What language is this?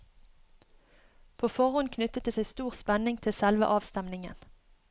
Norwegian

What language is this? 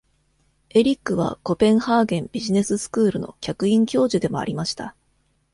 Japanese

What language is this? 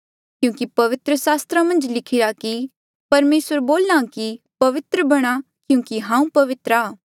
Mandeali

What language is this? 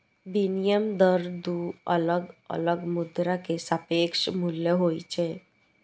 Maithili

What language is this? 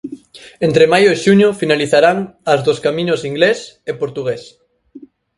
Galician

